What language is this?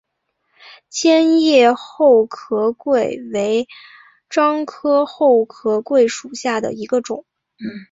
Chinese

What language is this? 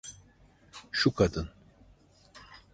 Turkish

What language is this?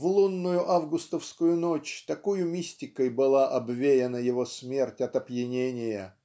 Russian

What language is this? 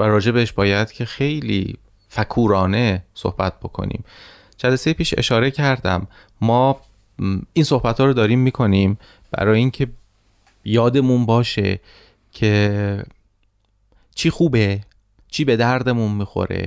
Persian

